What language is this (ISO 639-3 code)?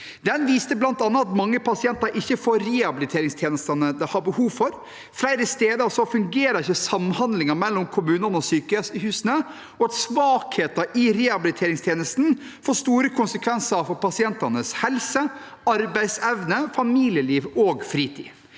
nor